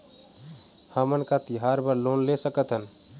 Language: Chhattisgarhi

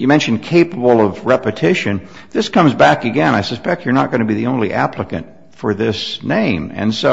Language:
English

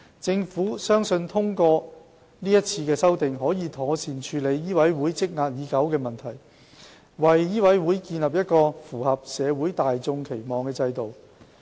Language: Cantonese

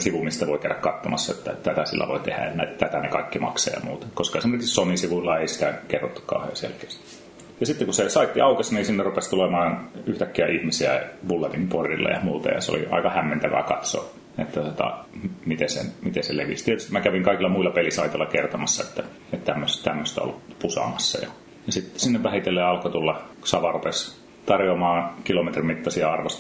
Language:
Finnish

